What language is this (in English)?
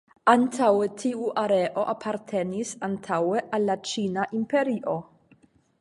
Esperanto